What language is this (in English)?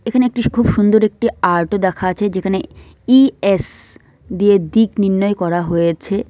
Bangla